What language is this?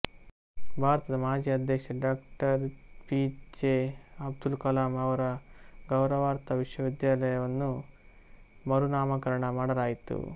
Kannada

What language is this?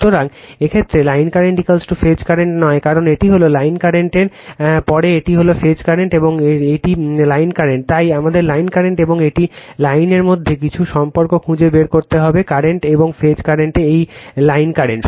Bangla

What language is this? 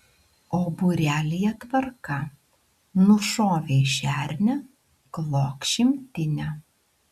Lithuanian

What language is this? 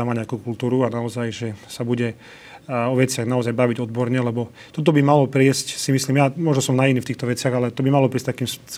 Slovak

